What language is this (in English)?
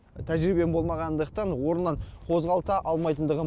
Kazakh